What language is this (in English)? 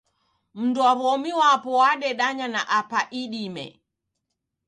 Taita